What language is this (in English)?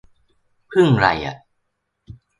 Thai